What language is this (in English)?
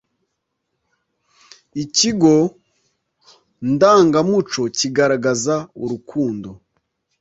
Kinyarwanda